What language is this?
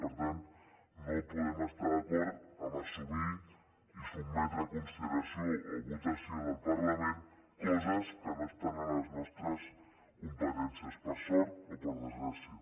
Catalan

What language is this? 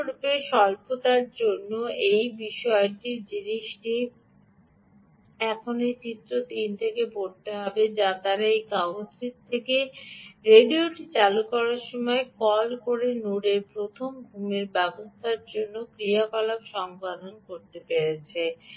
Bangla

